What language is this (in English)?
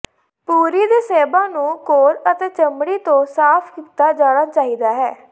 Punjabi